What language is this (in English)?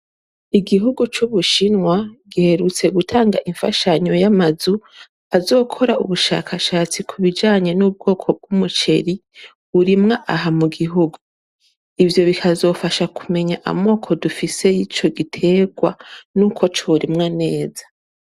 Rundi